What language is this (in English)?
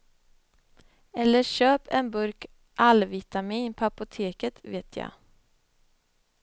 Swedish